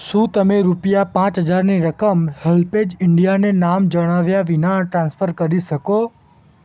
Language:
Gujarati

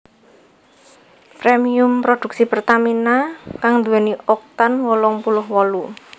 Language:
Javanese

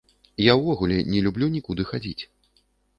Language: Belarusian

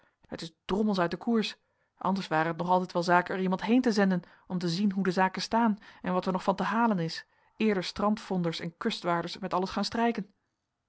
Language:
Dutch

